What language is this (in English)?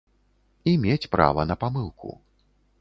Belarusian